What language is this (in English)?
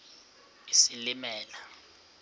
Xhosa